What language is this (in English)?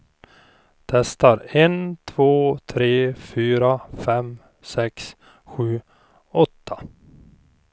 Swedish